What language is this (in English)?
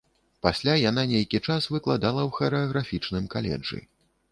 Belarusian